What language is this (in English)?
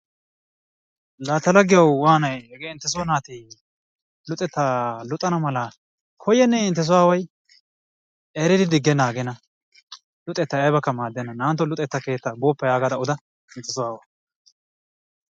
Wolaytta